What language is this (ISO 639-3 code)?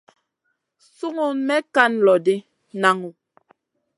mcn